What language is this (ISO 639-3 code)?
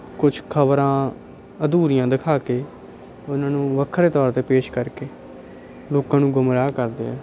pan